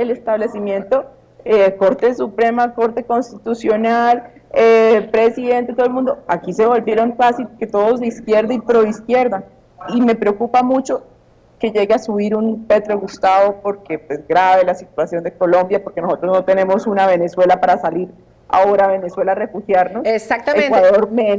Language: Spanish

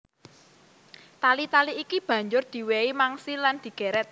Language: Javanese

